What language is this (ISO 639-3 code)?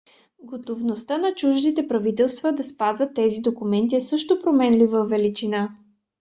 bul